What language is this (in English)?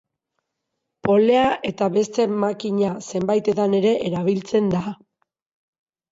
Basque